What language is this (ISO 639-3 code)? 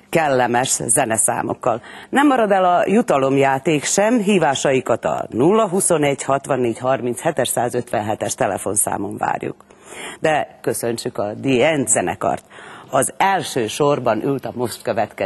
hun